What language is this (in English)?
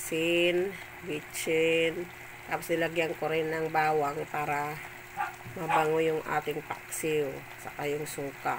Filipino